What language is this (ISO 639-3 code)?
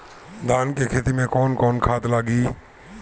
bho